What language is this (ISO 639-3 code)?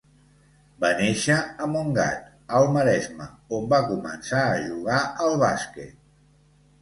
cat